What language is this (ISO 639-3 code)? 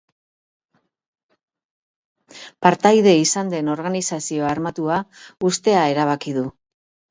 eus